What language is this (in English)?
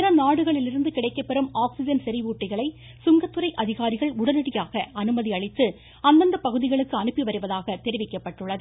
Tamil